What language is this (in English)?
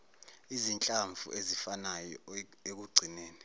Zulu